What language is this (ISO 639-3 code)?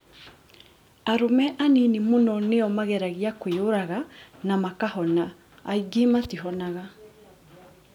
kik